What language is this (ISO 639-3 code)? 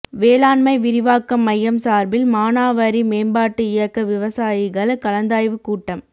tam